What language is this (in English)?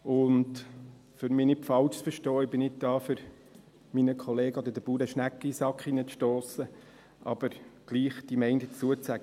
Swiss German